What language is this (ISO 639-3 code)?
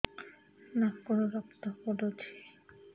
ori